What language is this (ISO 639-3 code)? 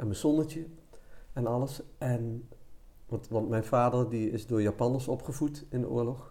nld